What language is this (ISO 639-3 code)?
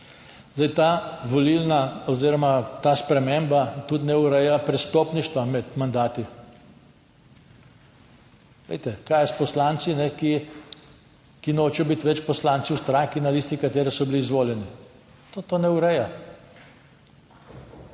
slv